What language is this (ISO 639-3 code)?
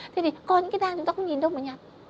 vie